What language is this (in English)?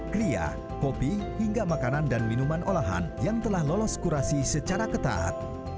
Indonesian